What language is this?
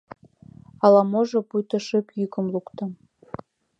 Mari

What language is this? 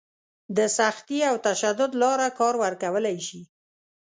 Pashto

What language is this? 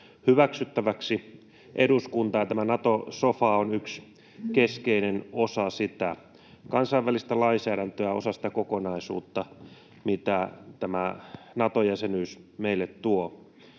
Finnish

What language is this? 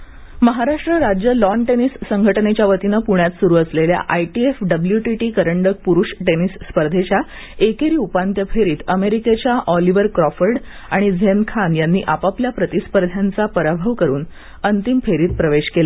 Marathi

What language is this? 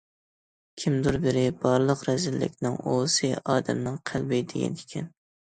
Uyghur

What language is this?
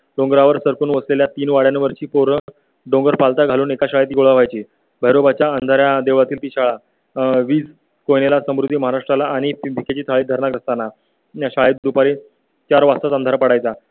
Marathi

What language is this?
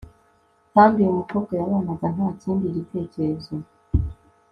Kinyarwanda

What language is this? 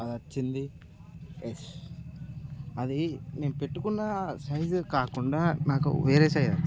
Telugu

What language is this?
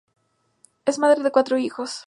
Spanish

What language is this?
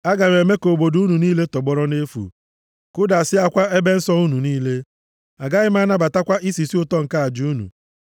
Igbo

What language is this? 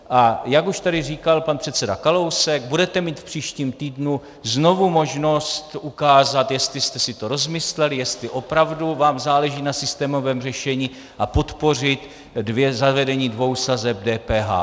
Czech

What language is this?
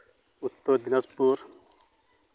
Santali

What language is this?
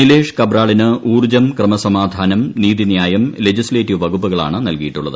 Malayalam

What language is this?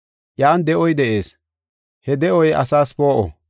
Gofa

